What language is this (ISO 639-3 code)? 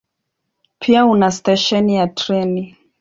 swa